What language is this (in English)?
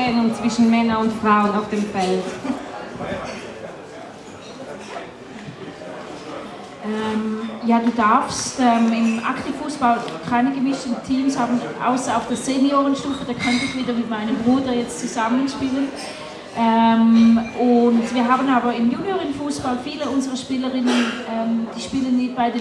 German